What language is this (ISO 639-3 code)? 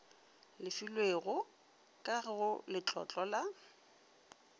nso